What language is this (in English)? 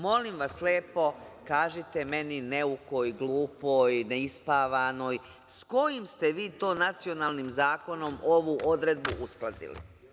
Serbian